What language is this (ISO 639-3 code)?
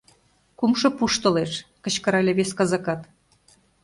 chm